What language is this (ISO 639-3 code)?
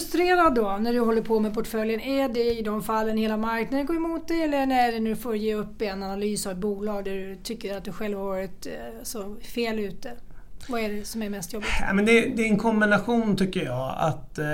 swe